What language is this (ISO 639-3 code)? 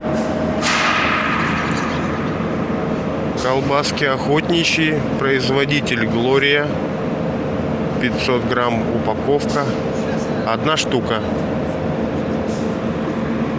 rus